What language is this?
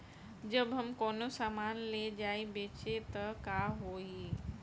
Bhojpuri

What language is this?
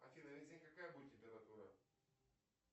Russian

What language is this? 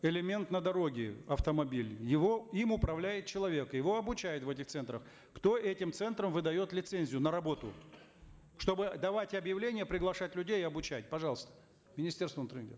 Kazakh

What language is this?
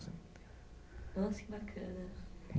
Portuguese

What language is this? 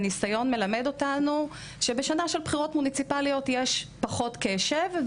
Hebrew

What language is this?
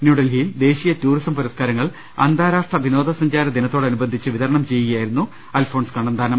Malayalam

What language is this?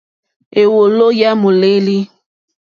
Mokpwe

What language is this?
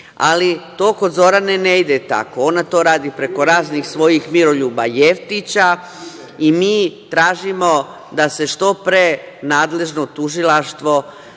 Serbian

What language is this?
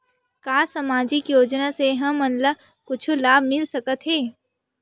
Chhattisgarhi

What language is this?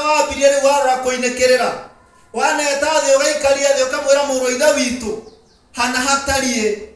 Indonesian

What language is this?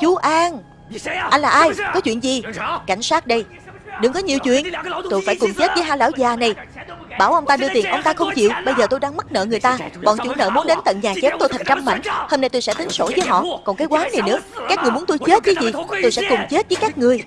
Vietnamese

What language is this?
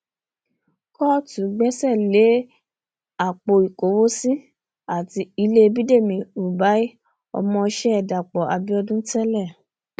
Yoruba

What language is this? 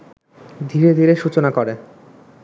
Bangla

